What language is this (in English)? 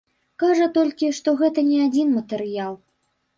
Belarusian